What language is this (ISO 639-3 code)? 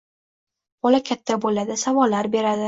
uzb